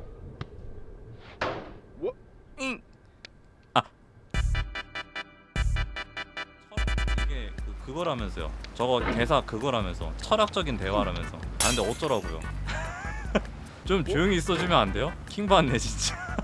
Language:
Korean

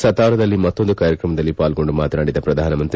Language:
Kannada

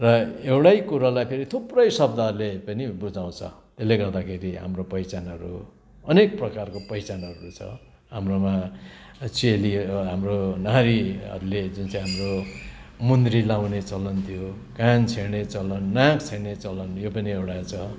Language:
Nepali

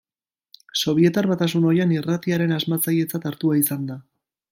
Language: Basque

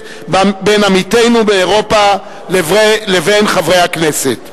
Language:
Hebrew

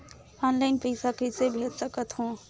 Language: Chhattisgarhi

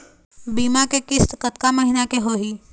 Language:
Chhattisgarhi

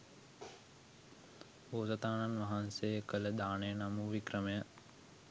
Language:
Sinhala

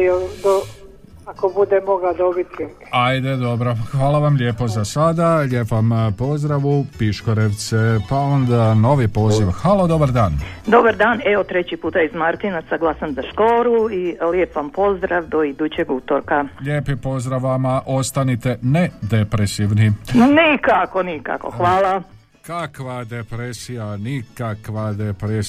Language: Croatian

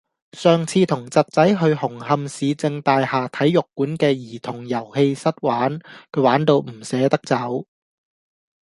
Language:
Cantonese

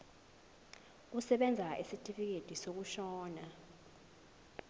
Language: Zulu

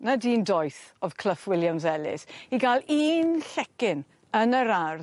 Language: Welsh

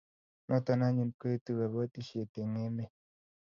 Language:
Kalenjin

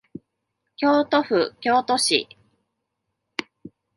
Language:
Japanese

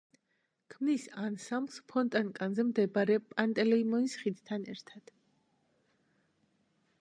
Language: Georgian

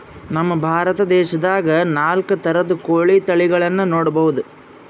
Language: Kannada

